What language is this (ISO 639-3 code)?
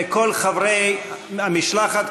heb